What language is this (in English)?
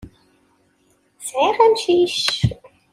Kabyle